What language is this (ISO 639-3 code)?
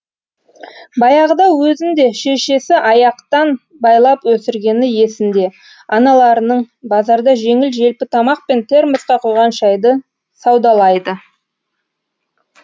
kaz